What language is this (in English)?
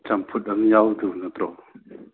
Manipuri